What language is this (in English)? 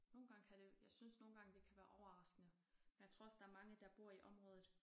Danish